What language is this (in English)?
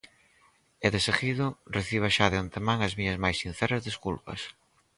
Galician